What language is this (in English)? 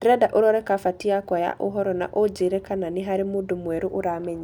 Kikuyu